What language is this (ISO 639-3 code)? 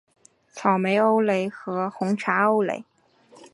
zho